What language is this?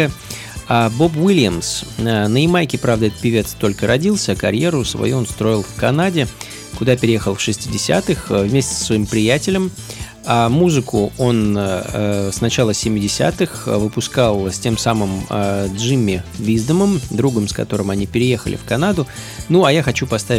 Russian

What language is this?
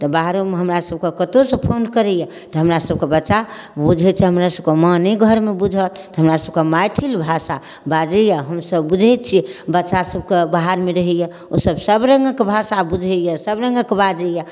Maithili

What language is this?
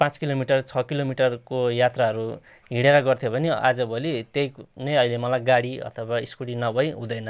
Nepali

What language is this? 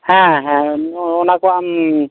Santali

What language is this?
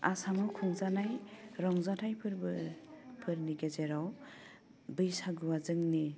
Bodo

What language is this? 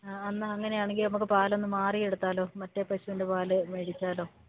Malayalam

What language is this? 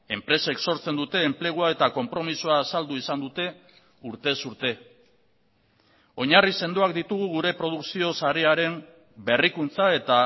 Basque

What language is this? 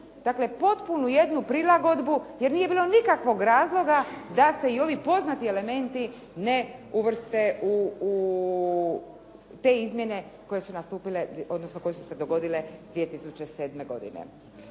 Croatian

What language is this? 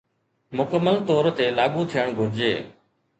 Sindhi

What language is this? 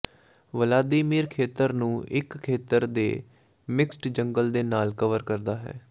Punjabi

